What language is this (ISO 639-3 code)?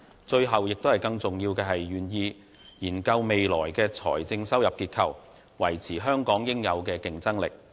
yue